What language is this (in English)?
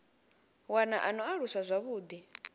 Venda